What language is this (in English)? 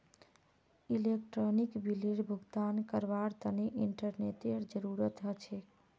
Magahi